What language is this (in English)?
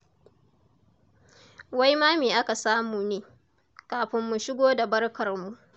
Hausa